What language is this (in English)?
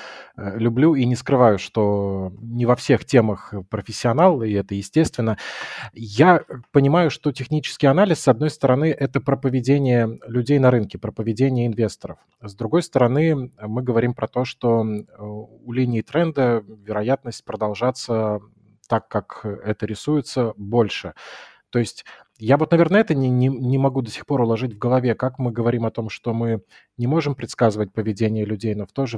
Russian